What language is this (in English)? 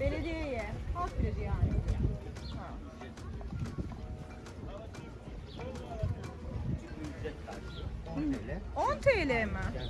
Turkish